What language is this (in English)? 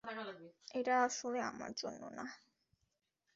Bangla